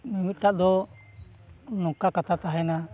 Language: Santali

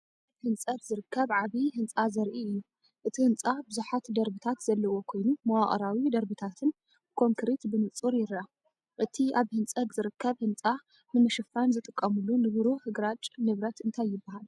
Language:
Tigrinya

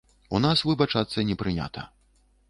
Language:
Belarusian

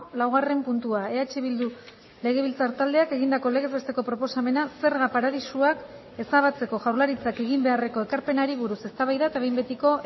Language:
Basque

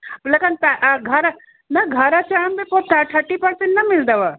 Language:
Sindhi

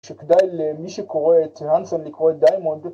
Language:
Hebrew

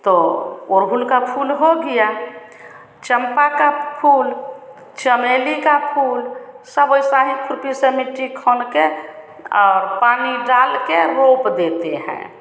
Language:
Hindi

